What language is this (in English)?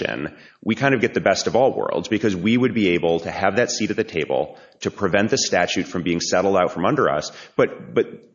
English